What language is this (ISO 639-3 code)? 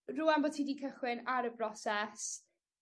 cym